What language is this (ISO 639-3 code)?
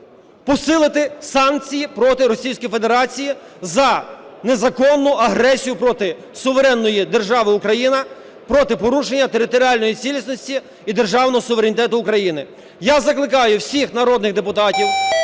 ukr